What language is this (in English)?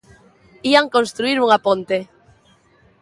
Galician